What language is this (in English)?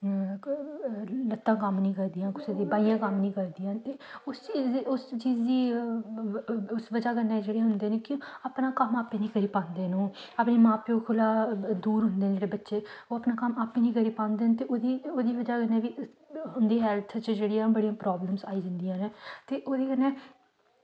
Dogri